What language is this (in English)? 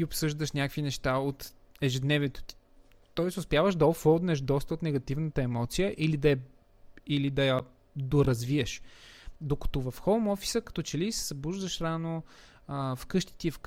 Bulgarian